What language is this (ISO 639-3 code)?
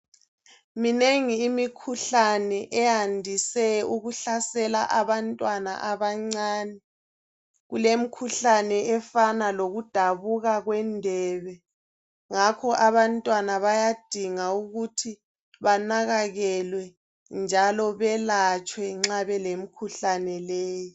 nde